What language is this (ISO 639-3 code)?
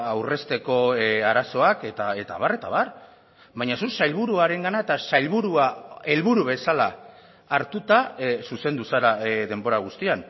eus